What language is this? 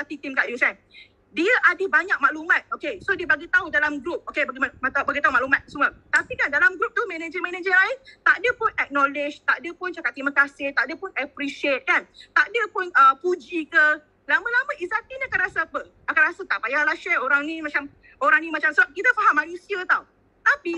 Malay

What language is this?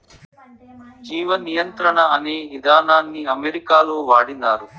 Telugu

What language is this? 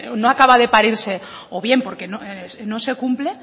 Spanish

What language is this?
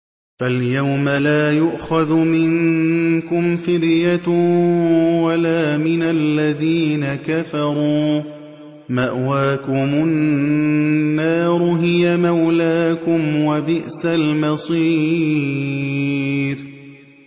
Arabic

